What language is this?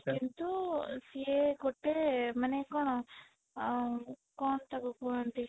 Odia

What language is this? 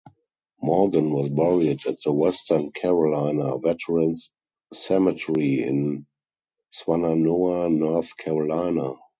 English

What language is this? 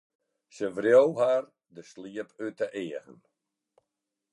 Western Frisian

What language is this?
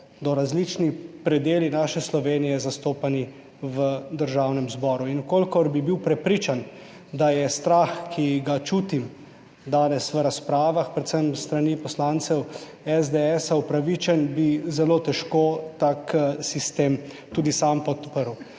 Slovenian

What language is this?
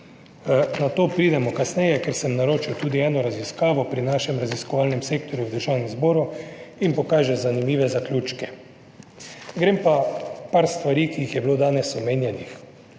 Slovenian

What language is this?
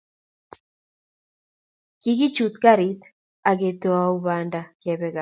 Kalenjin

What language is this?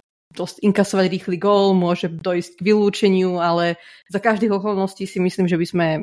Slovak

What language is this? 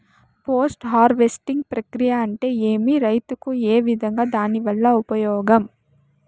Telugu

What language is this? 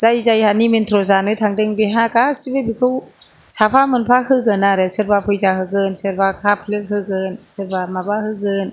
Bodo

